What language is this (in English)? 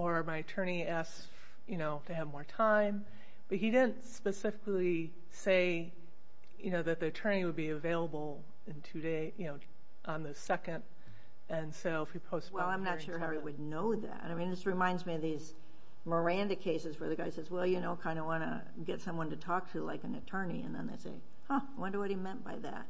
English